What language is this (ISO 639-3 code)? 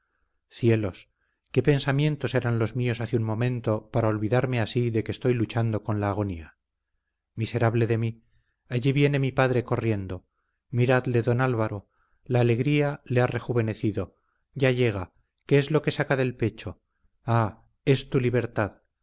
spa